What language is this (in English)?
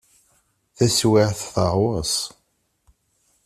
Kabyle